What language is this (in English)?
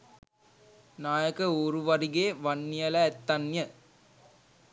Sinhala